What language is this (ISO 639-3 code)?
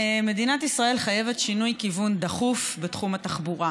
heb